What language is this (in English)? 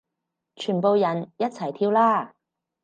Cantonese